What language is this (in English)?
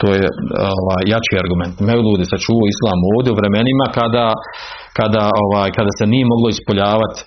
Croatian